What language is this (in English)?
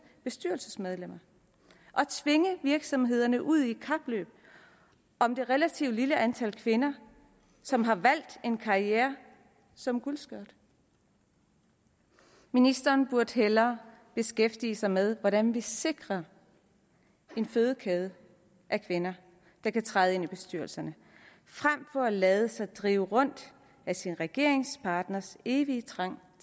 Danish